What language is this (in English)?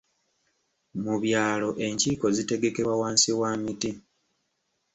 Ganda